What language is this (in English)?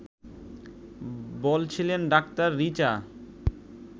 Bangla